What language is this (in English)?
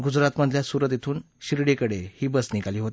Marathi